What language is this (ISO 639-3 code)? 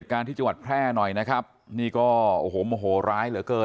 tha